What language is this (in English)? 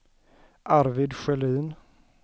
Swedish